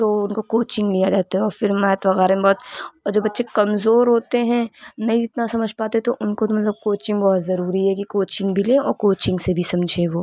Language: Urdu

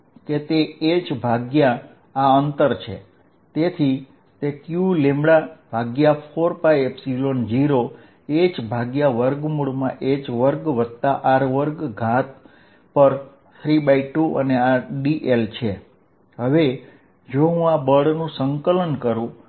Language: Gujarati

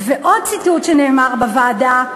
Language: Hebrew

